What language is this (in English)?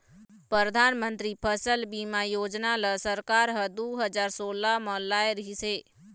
Chhattisgarhi